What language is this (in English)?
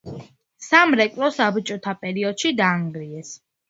Georgian